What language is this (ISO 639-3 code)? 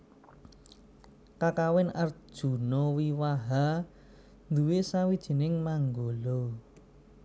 jav